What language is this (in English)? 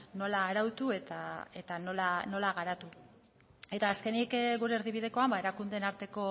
Basque